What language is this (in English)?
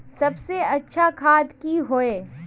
Magahi